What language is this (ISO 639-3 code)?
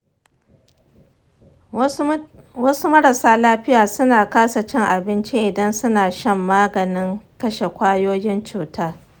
hau